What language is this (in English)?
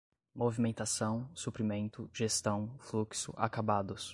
Portuguese